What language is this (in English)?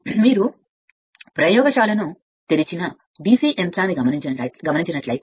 Telugu